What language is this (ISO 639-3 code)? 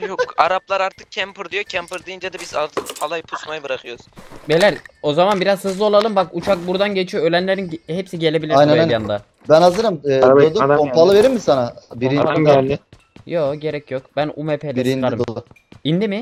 tur